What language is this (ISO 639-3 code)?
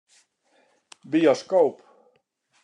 fry